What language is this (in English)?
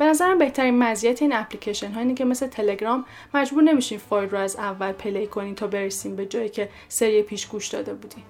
Persian